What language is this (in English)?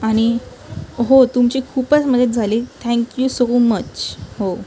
Marathi